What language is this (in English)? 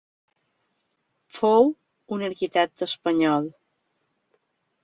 Catalan